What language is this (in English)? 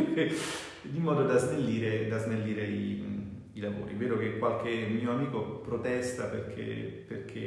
Italian